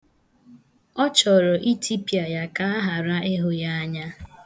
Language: Igbo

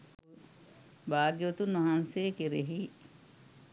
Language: Sinhala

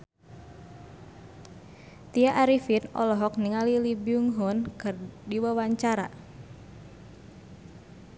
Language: Sundanese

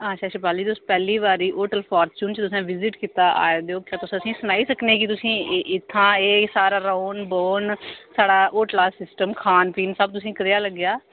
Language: Dogri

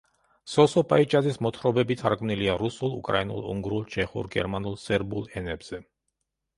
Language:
Georgian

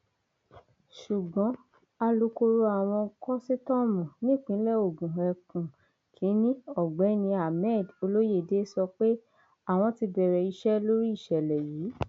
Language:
Yoruba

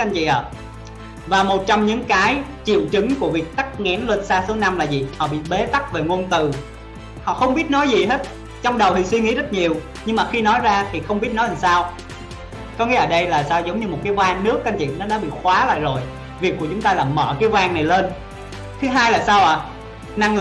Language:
Vietnamese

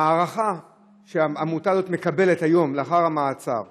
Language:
Hebrew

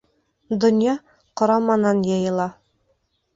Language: Bashkir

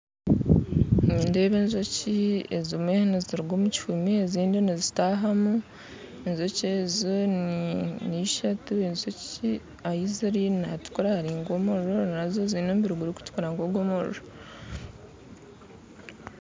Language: Nyankole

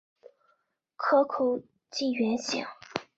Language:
Chinese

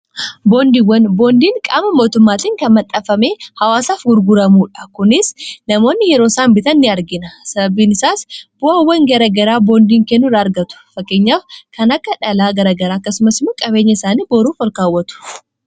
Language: Oromo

